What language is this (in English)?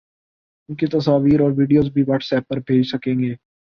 Urdu